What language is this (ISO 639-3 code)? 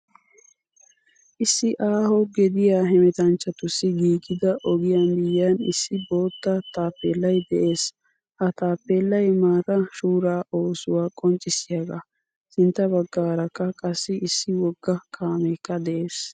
wal